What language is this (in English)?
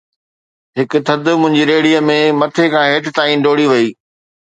Sindhi